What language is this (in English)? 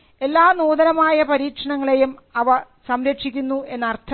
Malayalam